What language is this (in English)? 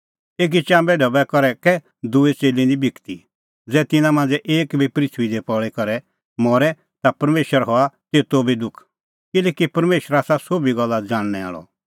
Kullu Pahari